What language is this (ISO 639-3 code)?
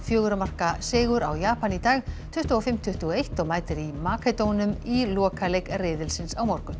isl